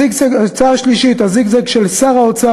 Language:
Hebrew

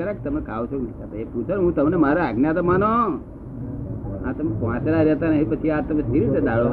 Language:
Gujarati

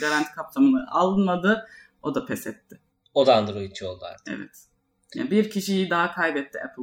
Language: Turkish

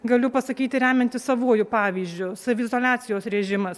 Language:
Lithuanian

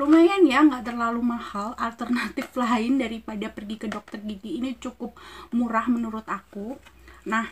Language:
Indonesian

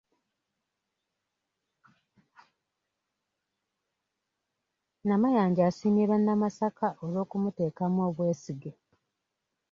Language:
Ganda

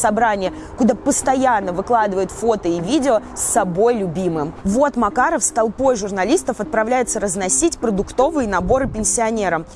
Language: Russian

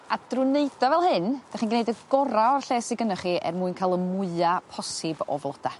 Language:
Welsh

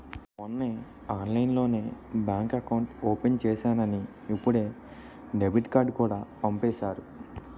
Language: Telugu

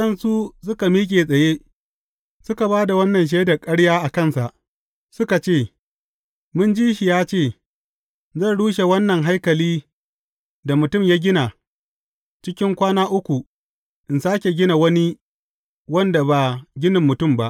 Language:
Hausa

